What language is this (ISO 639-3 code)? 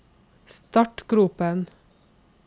nor